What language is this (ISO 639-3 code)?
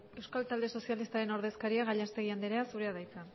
eus